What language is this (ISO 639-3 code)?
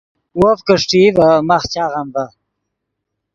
ydg